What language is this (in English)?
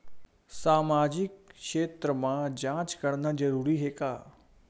Chhattisgarhi